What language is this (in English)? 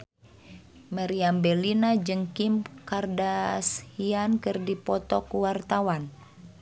Sundanese